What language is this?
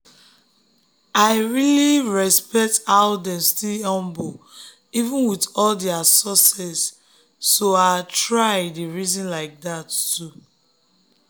Nigerian Pidgin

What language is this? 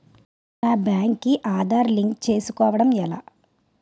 Telugu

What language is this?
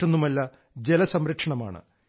Malayalam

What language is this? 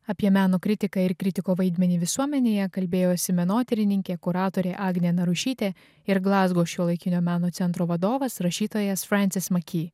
Lithuanian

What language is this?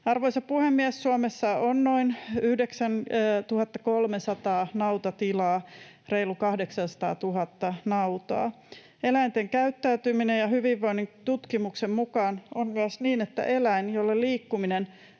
Finnish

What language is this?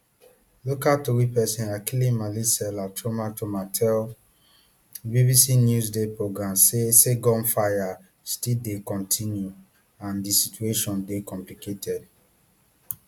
Nigerian Pidgin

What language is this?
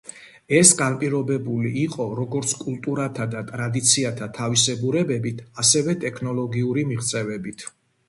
Georgian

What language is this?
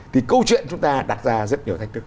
Vietnamese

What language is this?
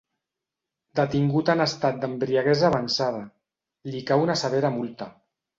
Catalan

